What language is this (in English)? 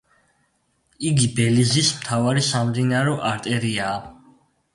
Georgian